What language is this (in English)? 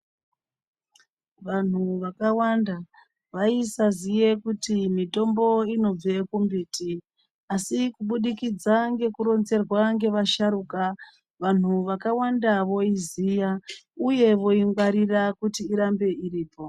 Ndau